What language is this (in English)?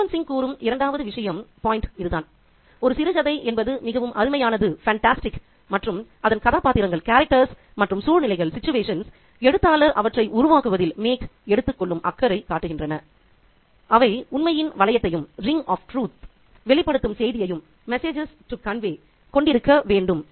Tamil